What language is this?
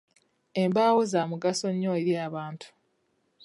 Ganda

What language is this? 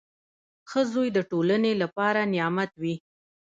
Pashto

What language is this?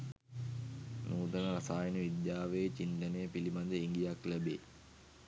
Sinhala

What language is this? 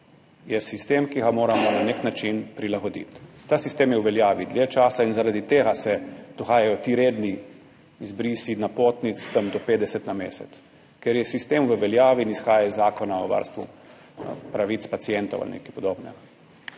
Slovenian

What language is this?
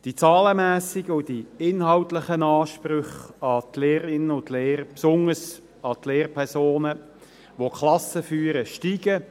Swiss German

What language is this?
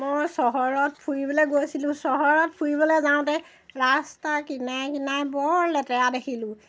Assamese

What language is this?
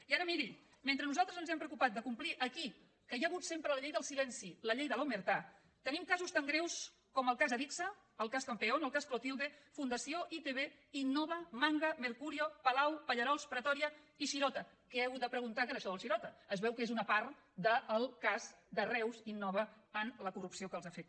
Catalan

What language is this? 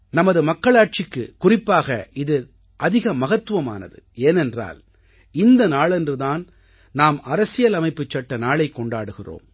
Tamil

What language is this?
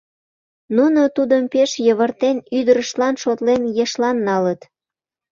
Mari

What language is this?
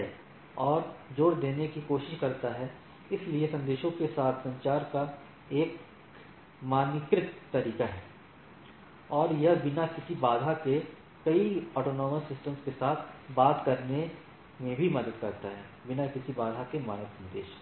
Hindi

